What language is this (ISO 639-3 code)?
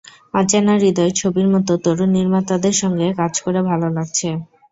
ben